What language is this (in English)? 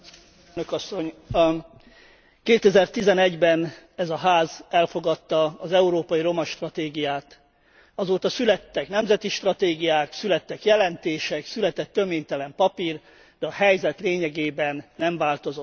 Hungarian